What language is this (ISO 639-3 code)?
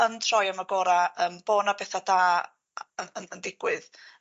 cym